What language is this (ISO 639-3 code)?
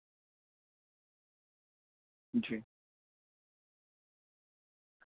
urd